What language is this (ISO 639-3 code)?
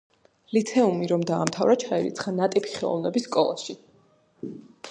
kat